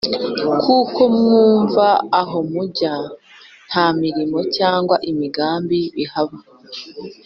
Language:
Kinyarwanda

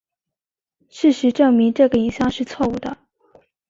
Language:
Chinese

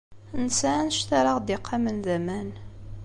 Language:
Kabyle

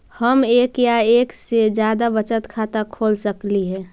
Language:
Magahi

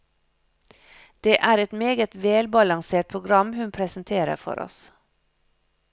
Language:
Norwegian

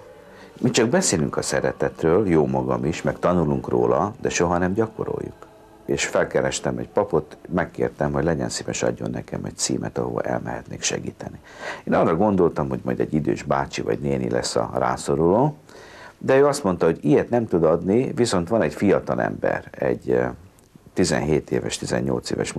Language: Hungarian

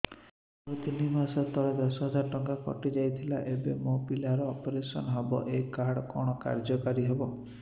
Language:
Odia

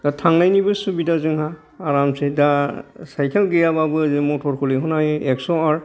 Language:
Bodo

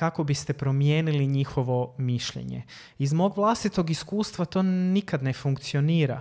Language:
Croatian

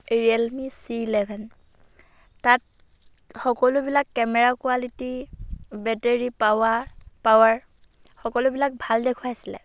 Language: Assamese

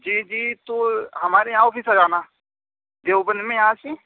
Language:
Urdu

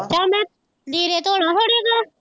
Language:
Punjabi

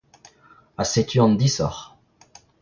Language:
Breton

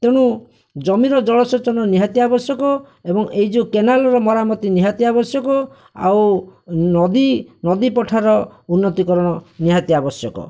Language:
Odia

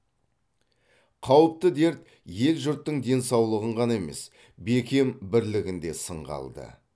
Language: Kazakh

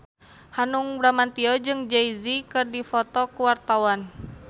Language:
Sundanese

